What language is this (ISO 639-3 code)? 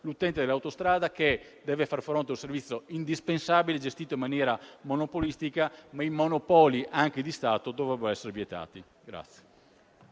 ita